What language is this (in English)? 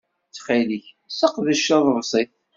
Kabyle